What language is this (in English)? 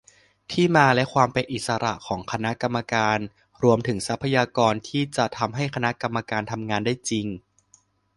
Thai